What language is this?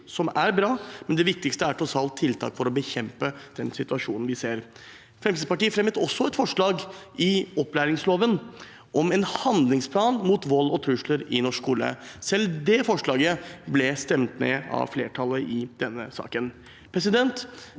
Norwegian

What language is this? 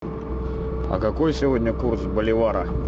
Russian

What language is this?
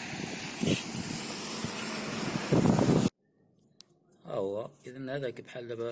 Arabic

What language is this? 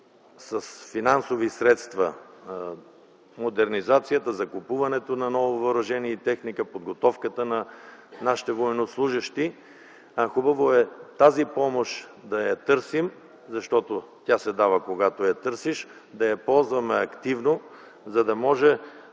Bulgarian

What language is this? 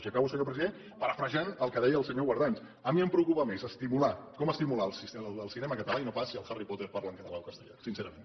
Catalan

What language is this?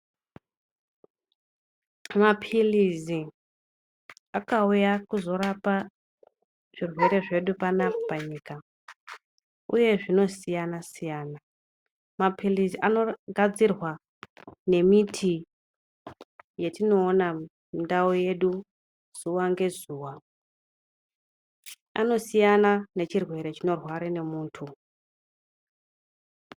Ndau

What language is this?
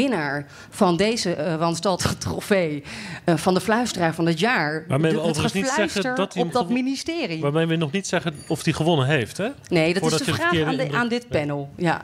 Dutch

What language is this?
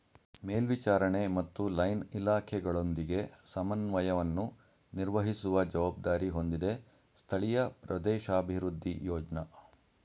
Kannada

